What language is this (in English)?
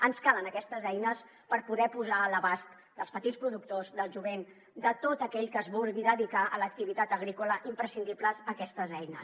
Catalan